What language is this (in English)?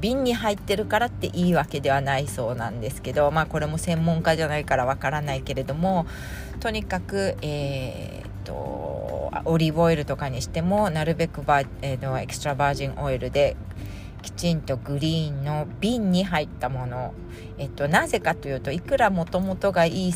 Japanese